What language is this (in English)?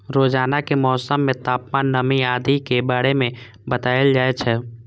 Maithili